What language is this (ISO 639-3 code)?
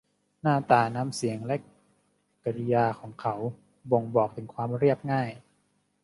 tha